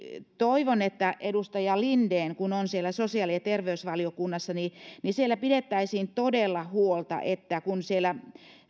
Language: Finnish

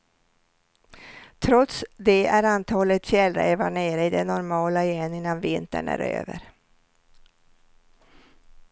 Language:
Swedish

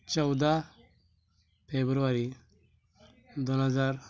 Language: Marathi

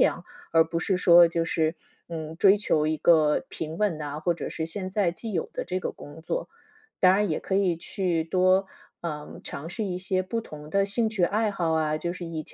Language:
Chinese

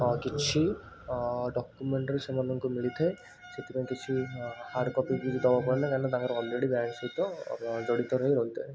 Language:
Odia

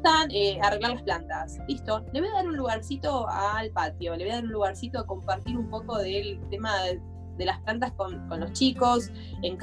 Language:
Spanish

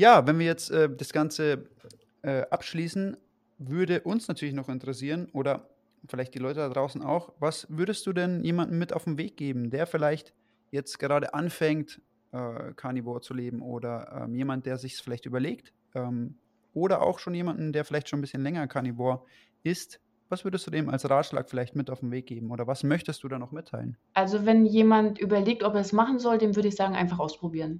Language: German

